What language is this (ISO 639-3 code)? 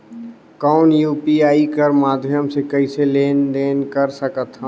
hne